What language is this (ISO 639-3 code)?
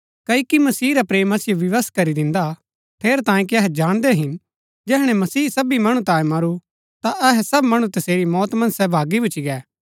gbk